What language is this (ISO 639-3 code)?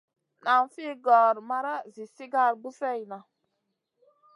mcn